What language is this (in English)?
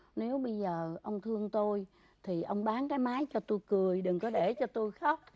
Vietnamese